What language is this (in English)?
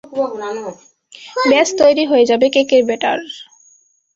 Bangla